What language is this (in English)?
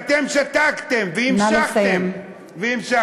Hebrew